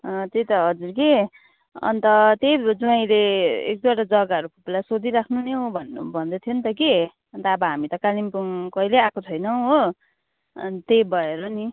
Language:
Nepali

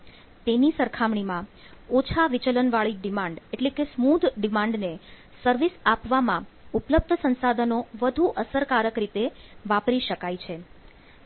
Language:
Gujarati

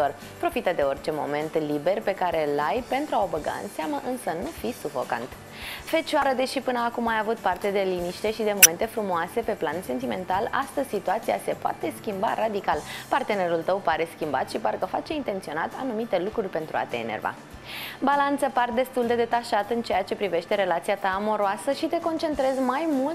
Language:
Romanian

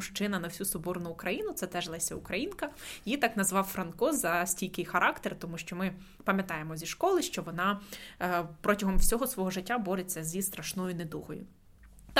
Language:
Ukrainian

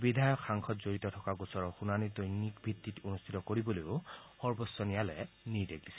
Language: Assamese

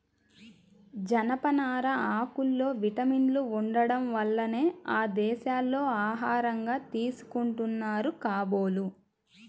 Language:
Telugu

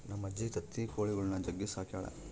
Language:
Kannada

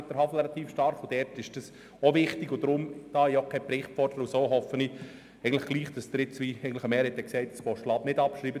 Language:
Swiss German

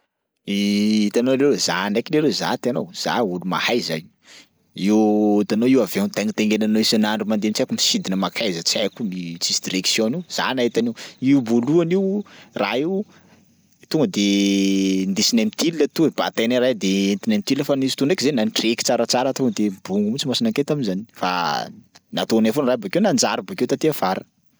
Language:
Sakalava Malagasy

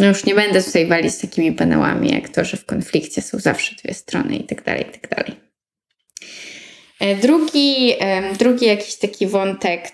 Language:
Polish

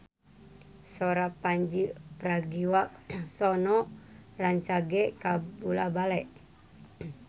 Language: Sundanese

